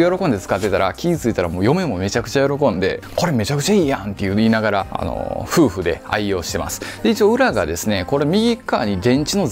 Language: Japanese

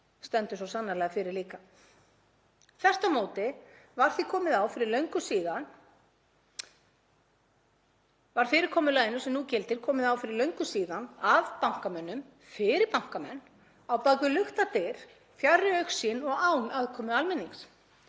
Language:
Icelandic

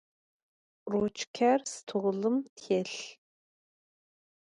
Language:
Adyghe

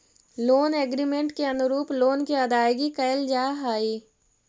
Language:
Magahi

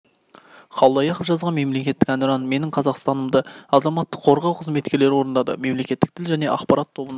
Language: Kazakh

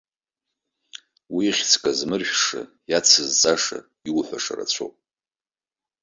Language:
Abkhazian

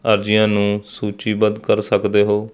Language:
Punjabi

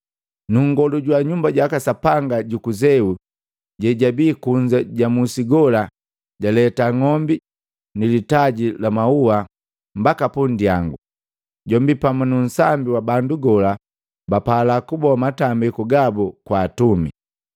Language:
Matengo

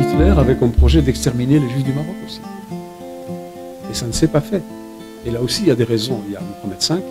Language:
French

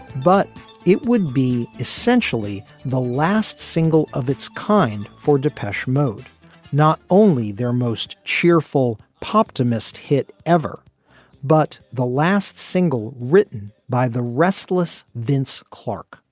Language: English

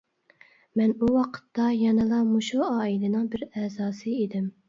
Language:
Uyghur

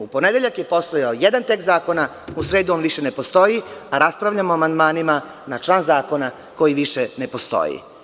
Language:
Serbian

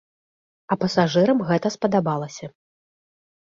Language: Belarusian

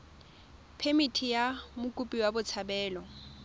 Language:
Tswana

